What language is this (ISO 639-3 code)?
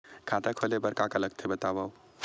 hne